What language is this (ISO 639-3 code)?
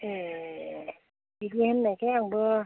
brx